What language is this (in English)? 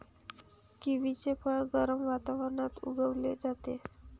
Marathi